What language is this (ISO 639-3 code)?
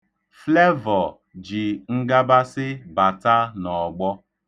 ibo